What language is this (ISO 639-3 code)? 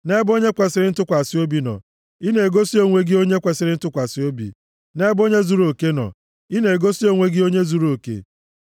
ibo